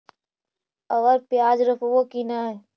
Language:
Magahi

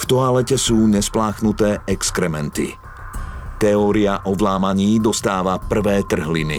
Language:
Slovak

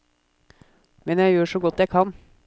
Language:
Norwegian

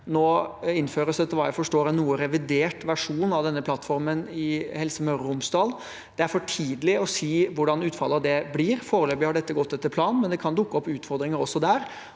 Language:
Norwegian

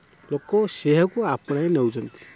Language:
Odia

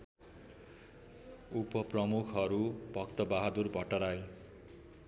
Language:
Nepali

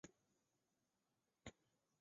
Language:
Chinese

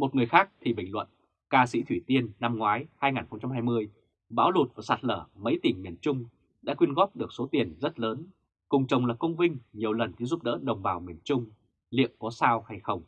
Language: Vietnamese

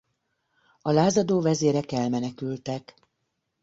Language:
Hungarian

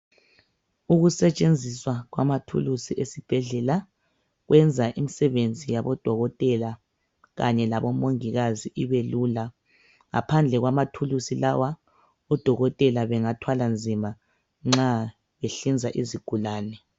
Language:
North Ndebele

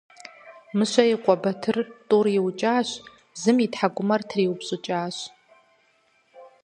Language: Kabardian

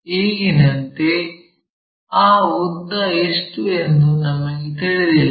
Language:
Kannada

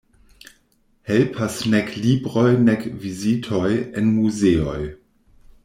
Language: Esperanto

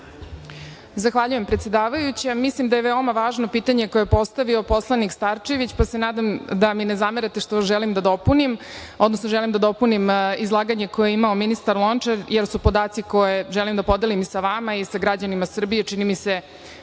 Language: Serbian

